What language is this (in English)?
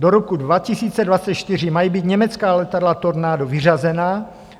Czech